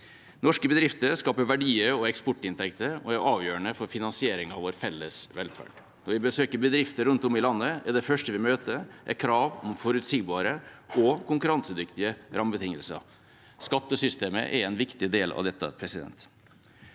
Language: Norwegian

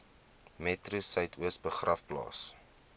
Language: Afrikaans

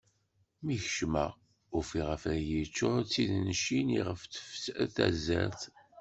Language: Kabyle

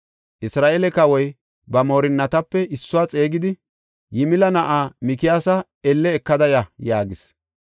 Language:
Gofa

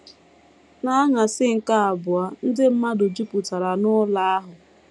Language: Igbo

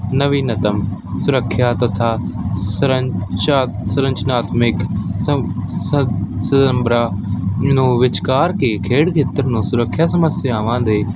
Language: Punjabi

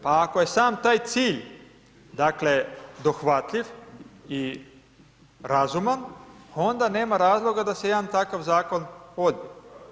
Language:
Croatian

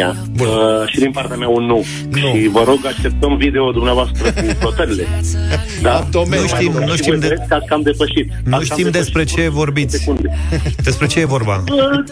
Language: Romanian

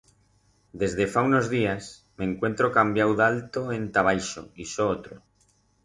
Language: Aragonese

